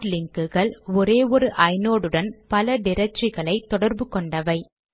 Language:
Tamil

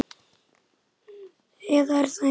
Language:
Icelandic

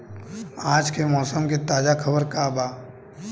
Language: Bhojpuri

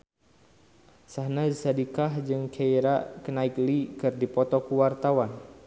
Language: Sundanese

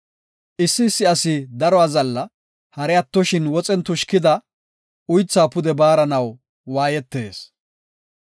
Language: Gofa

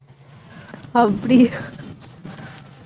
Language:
Tamil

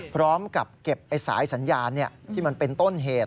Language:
Thai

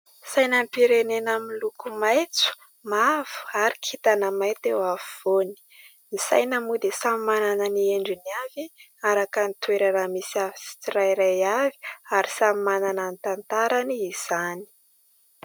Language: Malagasy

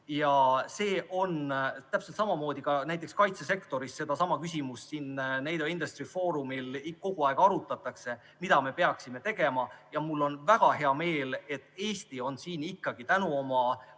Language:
Estonian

